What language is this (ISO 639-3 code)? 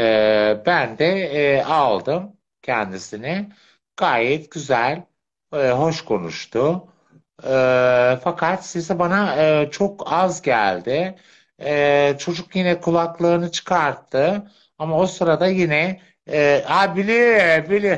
tur